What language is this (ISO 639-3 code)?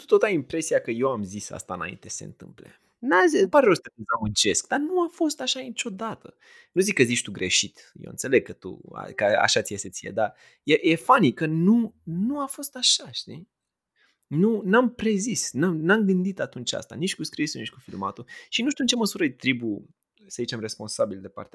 ron